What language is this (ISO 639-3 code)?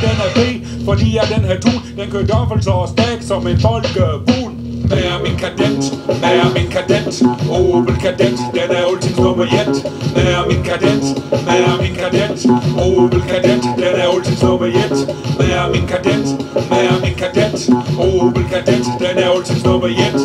ell